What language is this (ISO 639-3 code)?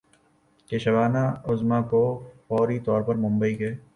urd